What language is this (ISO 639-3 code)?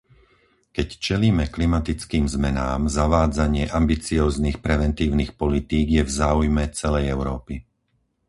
slk